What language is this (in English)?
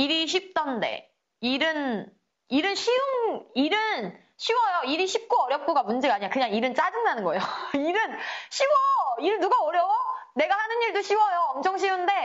Korean